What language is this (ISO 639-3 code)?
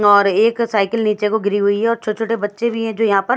hin